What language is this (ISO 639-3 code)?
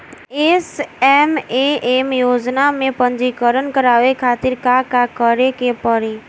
bho